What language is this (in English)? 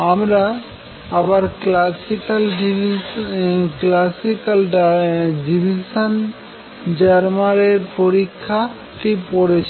Bangla